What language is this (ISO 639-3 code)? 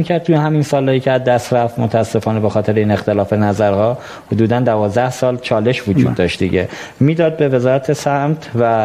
fas